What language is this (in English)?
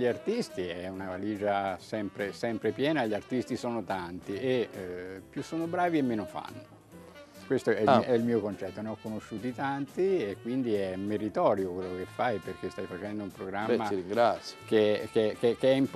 Italian